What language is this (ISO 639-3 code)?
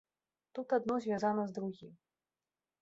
bel